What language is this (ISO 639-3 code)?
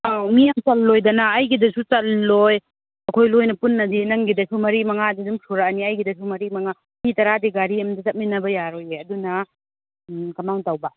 mni